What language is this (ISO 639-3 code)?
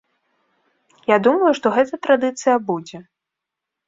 bel